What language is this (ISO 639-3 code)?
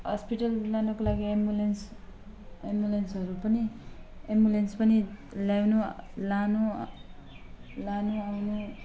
nep